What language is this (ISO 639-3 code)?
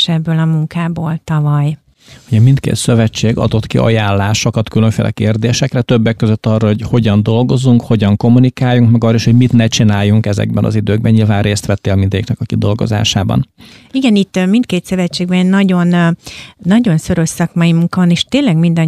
hun